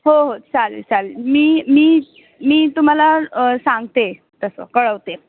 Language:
Marathi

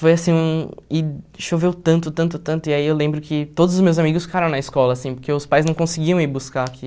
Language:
Portuguese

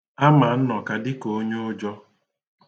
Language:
Igbo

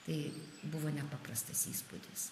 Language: Lithuanian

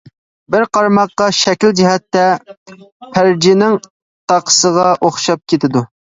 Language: Uyghur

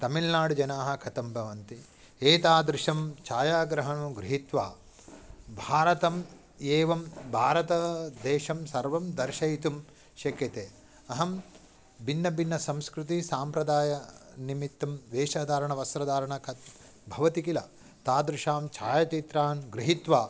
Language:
Sanskrit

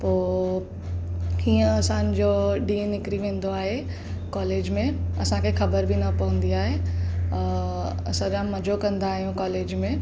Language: Sindhi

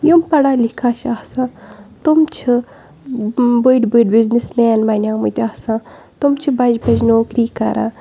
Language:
Kashmiri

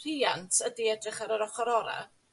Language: Welsh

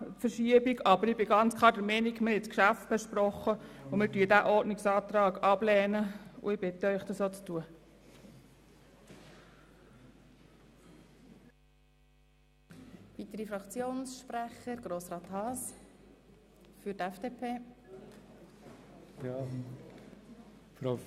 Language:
Swiss German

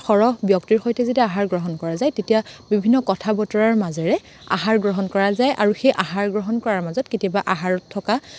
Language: Assamese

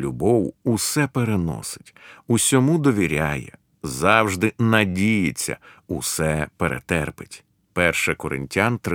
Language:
Ukrainian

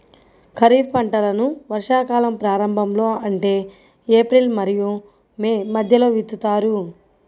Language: Telugu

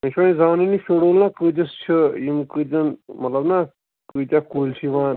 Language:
Kashmiri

